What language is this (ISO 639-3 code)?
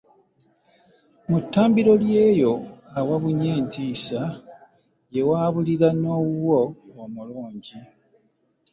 lug